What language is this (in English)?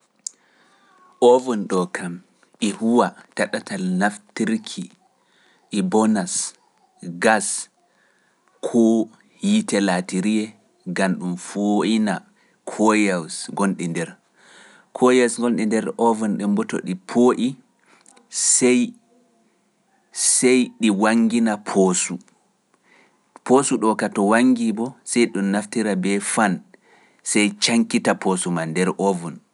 Pular